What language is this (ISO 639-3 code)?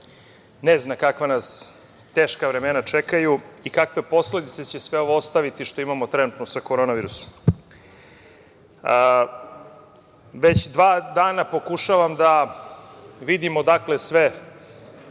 srp